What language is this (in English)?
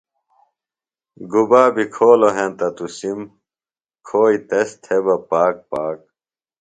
Phalura